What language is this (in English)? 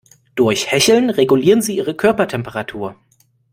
German